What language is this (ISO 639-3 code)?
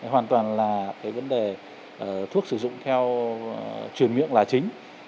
vie